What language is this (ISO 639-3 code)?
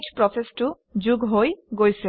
asm